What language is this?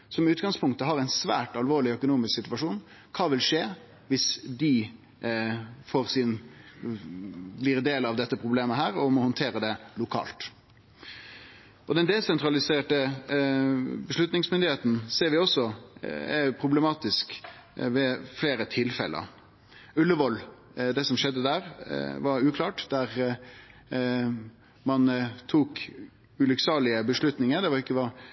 Norwegian Nynorsk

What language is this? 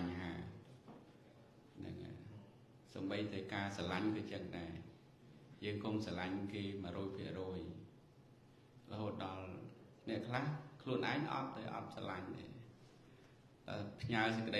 Vietnamese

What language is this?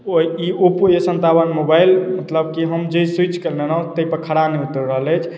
Maithili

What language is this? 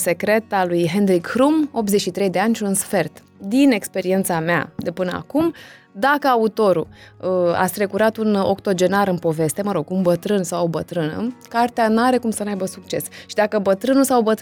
Romanian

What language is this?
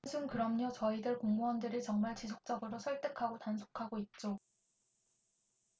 Korean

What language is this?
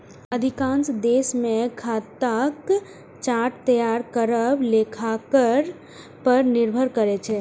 Maithili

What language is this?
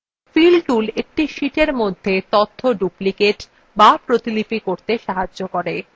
Bangla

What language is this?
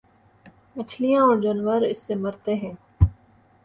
Urdu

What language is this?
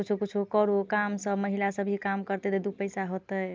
Maithili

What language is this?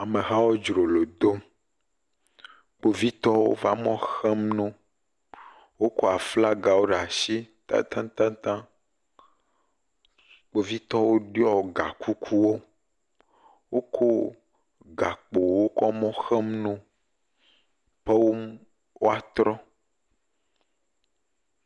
Ewe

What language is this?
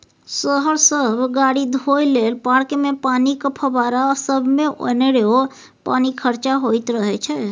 Maithili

